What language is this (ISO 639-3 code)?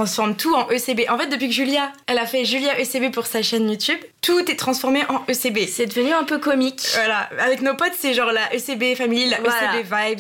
fra